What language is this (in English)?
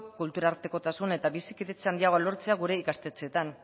Basque